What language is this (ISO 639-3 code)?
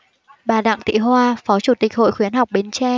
vie